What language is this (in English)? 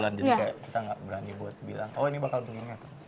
Indonesian